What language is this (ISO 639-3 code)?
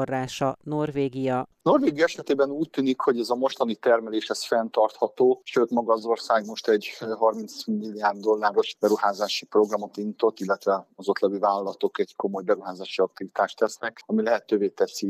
hun